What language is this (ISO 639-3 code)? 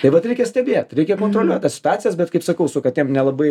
lit